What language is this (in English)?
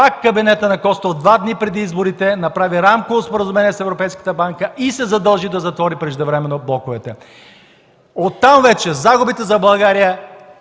Bulgarian